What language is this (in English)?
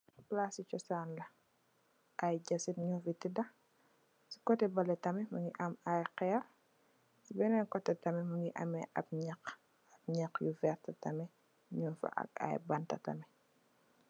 Wolof